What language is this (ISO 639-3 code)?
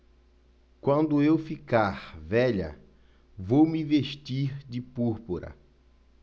por